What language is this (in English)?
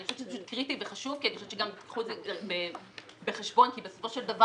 Hebrew